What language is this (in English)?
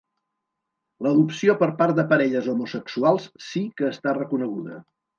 Catalan